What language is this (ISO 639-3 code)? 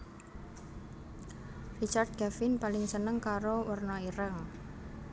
jav